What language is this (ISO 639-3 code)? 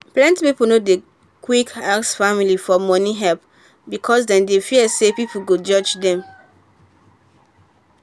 pcm